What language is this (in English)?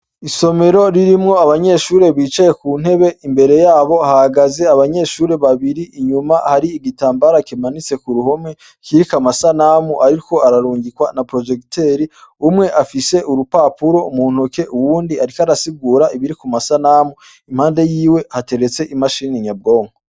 Rundi